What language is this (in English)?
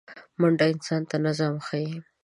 Pashto